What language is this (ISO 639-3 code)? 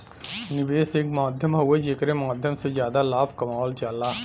bho